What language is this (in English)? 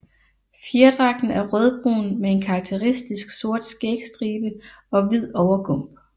Danish